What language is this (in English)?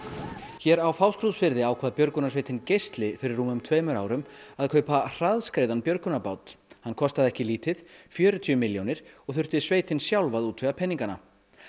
Icelandic